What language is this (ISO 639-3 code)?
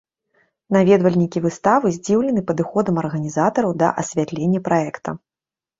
bel